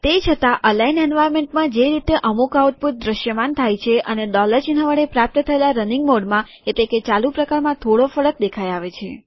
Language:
Gujarati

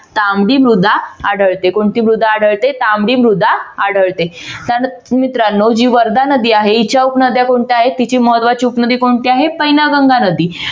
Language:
Marathi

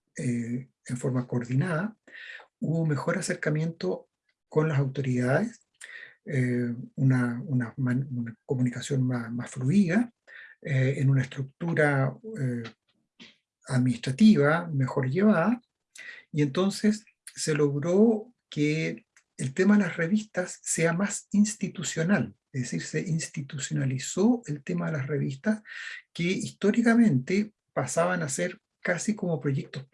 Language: Spanish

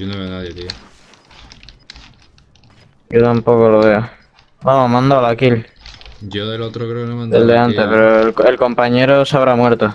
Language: Spanish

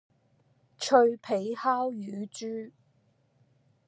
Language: Cantonese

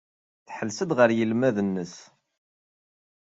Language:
Kabyle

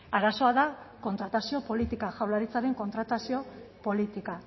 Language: Basque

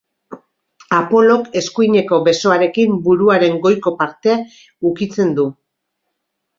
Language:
Basque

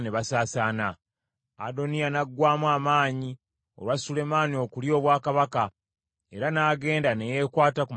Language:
Ganda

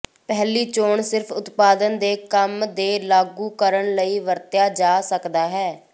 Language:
Punjabi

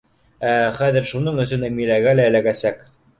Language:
Bashkir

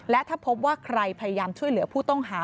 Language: Thai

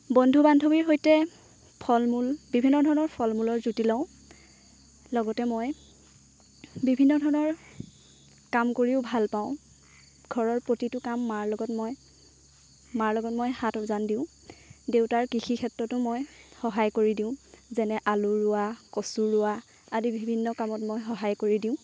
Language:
Assamese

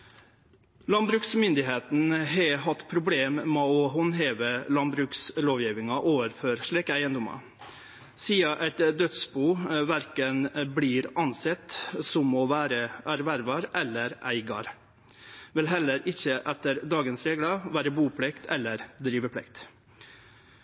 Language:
Norwegian Nynorsk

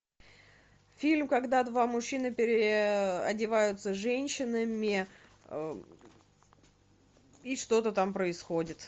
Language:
Russian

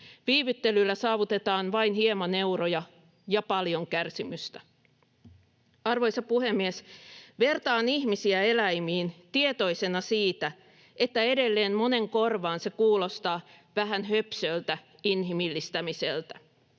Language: Finnish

